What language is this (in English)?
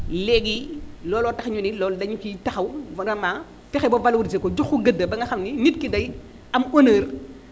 Wolof